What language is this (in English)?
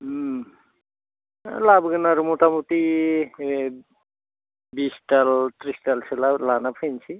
Bodo